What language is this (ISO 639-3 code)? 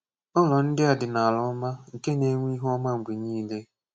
ibo